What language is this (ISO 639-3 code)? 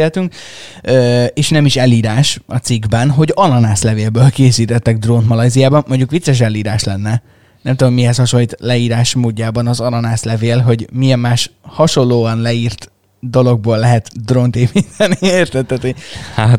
hun